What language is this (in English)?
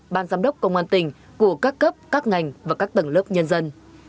Vietnamese